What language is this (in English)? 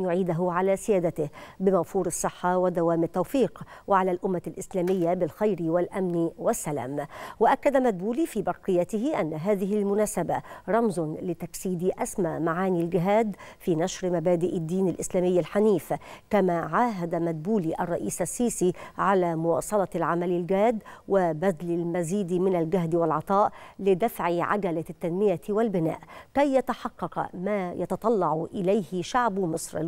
Arabic